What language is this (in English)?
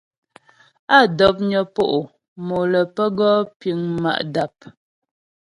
Ghomala